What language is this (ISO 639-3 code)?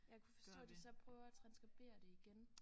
dan